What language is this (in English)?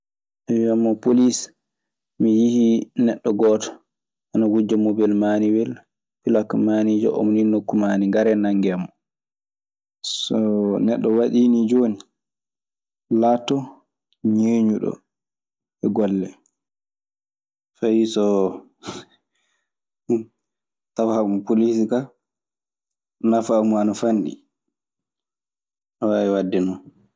Maasina Fulfulde